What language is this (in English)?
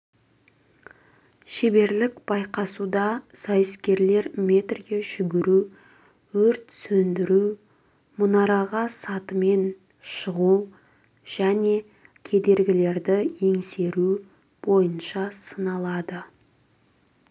Kazakh